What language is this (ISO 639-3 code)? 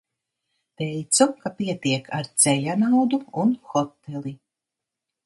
lav